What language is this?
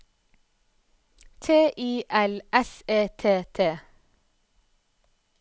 Norwegian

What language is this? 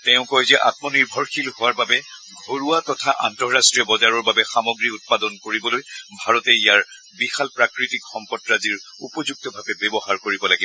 Assamese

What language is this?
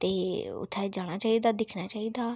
Dogri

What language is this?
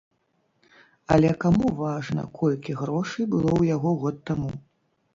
Belarusian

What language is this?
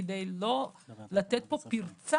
Hebrew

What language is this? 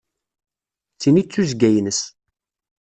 Kabyle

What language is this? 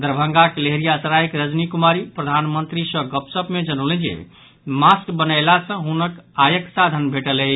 Maithili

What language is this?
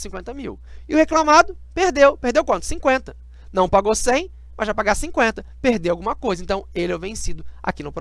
Portuguese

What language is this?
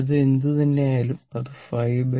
Malayalam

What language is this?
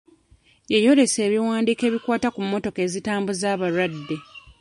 Ganda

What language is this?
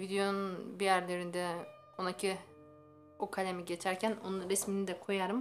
Turkish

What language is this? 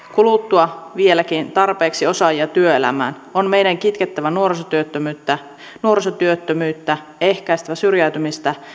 Finnish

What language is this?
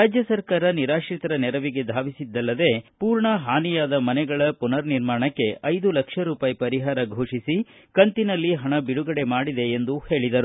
Kannada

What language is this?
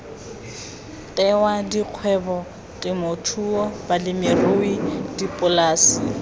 Tswana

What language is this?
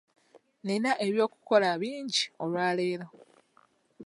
Ganda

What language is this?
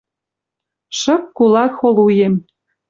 Western Mari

